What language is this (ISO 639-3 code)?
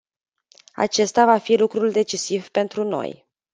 ron